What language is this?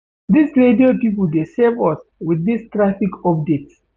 Nigerian Pidgin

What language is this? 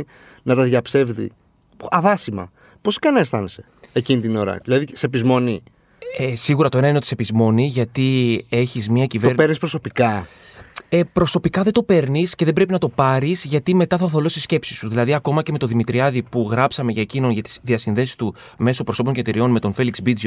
Greek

